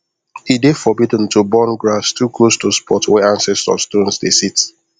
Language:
Nigerian Pidgin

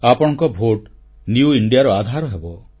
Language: Odia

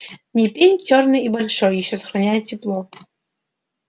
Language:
Russian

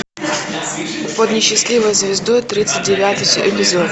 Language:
Russian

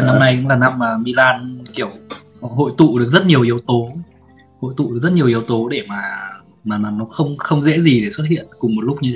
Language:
Vietnamese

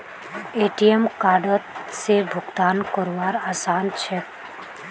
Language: Magahi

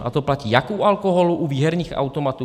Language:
Czech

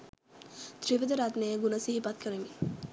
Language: Sinhala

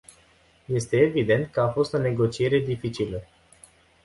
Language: Romanian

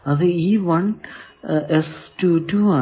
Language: Malayalam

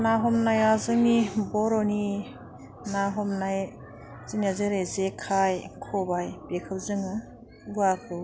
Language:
Bodo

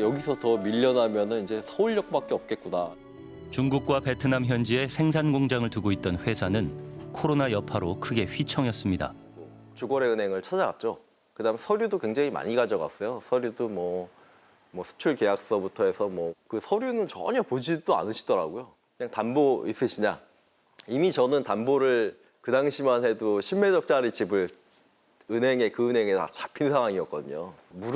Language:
Korean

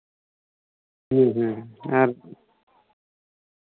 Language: Santali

